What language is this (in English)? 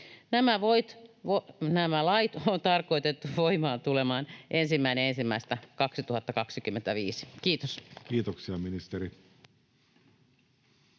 Finnish